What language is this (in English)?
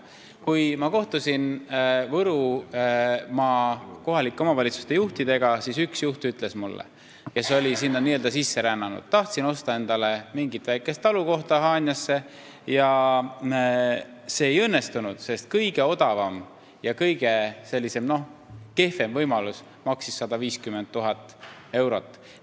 Estonian